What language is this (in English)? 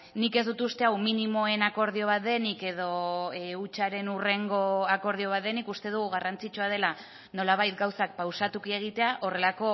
Basque